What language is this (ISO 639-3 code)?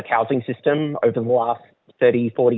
ind